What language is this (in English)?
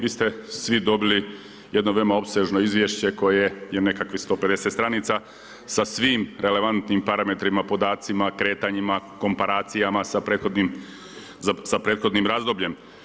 Croatian